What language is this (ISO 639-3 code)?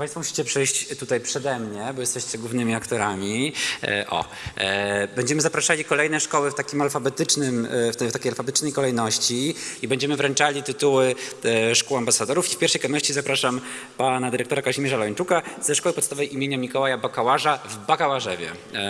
pol